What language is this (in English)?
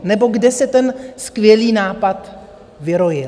Czech